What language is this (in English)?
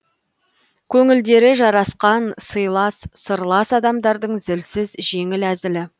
Kazakh